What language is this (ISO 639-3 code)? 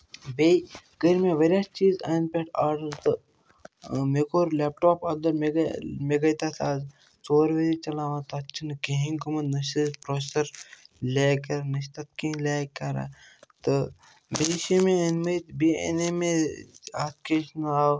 kas